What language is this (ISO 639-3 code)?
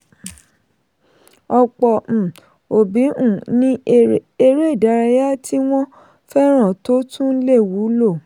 yor